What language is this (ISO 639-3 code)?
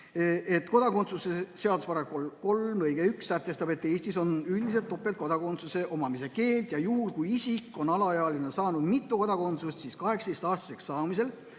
est